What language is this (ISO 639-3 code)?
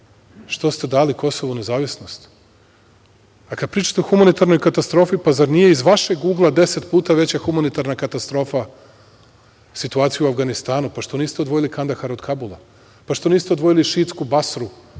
srp